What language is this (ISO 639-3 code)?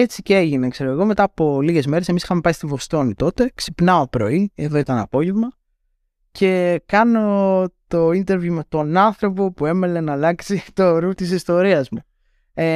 ell